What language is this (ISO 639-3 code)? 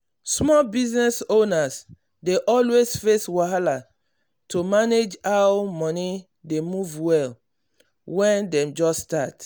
pcm